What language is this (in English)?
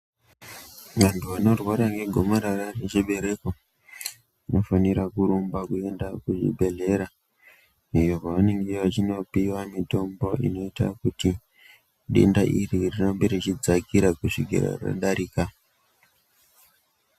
Ndau